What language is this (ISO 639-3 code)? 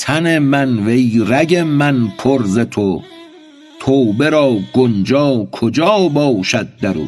fas